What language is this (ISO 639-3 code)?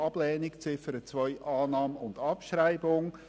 gsw